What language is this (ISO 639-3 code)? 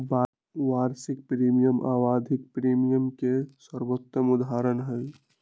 mag